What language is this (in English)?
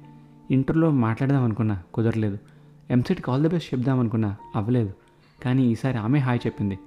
Telugu